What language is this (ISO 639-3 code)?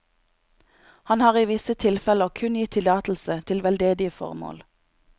nor